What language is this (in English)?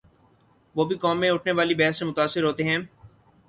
Urdu